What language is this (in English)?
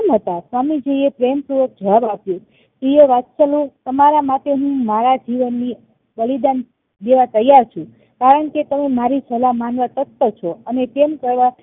Gujarati